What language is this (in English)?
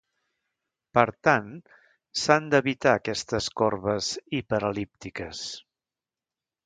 Catalan